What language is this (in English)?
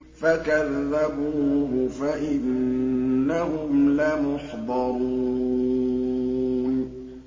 Arabic